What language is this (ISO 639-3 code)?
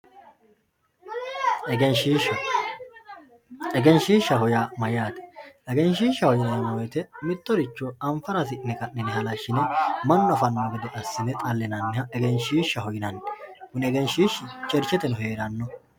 sid